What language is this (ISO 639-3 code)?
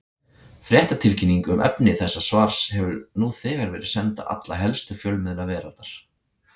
isl